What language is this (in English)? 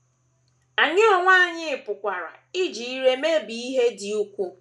Igbo